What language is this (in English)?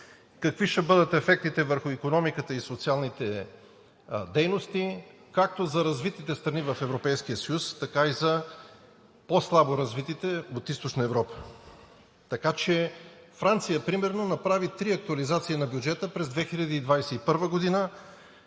Bulgarian